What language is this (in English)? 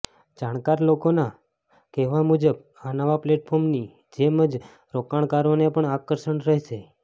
Gujarati